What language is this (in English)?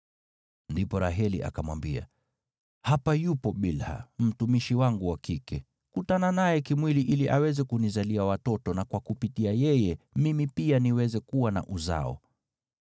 Swahili